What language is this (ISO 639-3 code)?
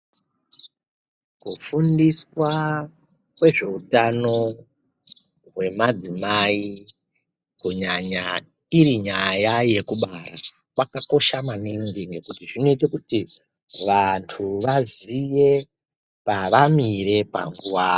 ndc